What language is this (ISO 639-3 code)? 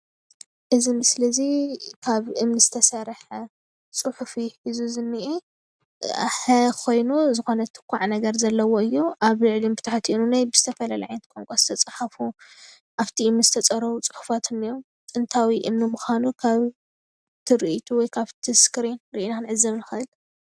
tir